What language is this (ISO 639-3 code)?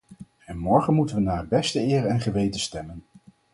nld